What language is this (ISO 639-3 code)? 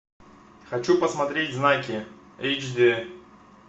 rus